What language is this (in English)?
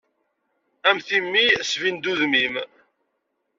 Kabyle